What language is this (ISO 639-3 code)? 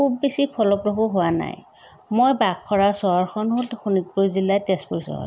asm